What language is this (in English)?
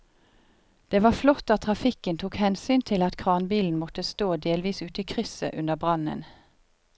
Norwegian